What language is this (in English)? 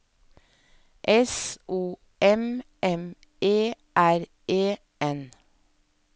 Norwegian